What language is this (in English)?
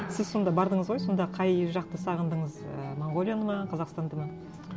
Kazakh